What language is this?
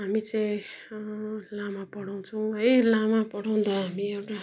Nepali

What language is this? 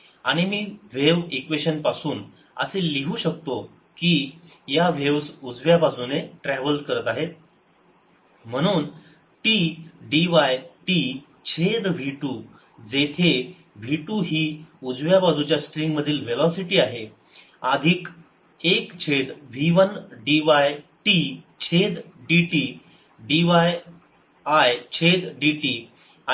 Marathi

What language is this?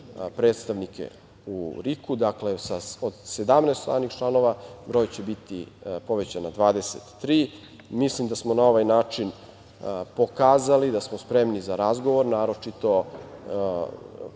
Serbian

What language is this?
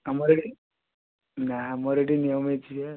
Odia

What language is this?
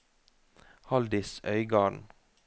Norwegian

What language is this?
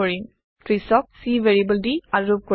Assamese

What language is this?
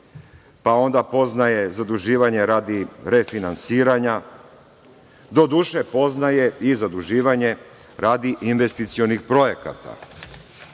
Serbian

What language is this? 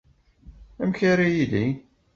Kabyle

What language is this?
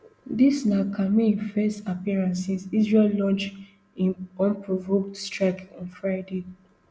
Nigerian Pidgin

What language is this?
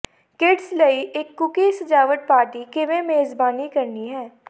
Punjabi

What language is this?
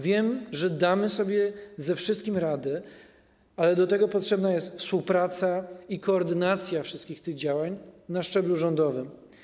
Polish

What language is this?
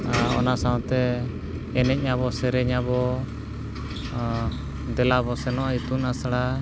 Santali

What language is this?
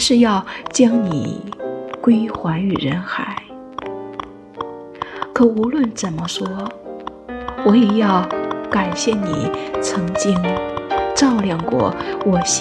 Chinese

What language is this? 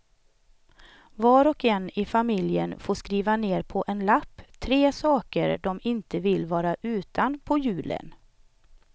Swedish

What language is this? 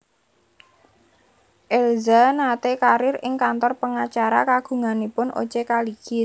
Javanese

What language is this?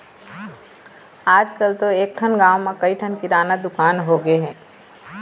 Chhattisgarhi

